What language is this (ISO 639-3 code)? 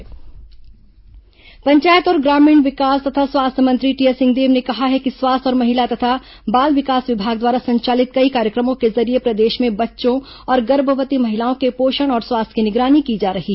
hin